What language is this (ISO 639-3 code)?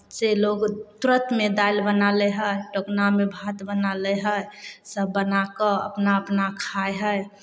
mai